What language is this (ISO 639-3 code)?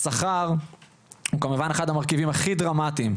heb